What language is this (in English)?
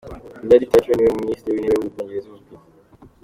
Kinyarwanda